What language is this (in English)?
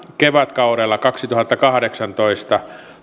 Finnish